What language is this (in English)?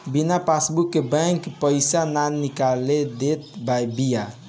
Bhojpuri